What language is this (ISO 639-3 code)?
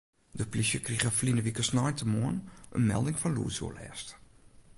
fry